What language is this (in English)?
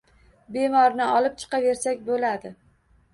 Uzbek